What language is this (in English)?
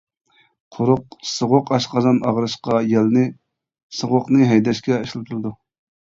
Uyghur